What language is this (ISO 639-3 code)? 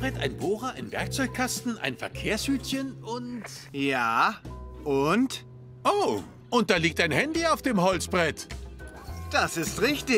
deu